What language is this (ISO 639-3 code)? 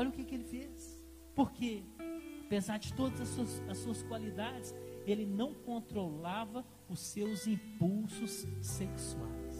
por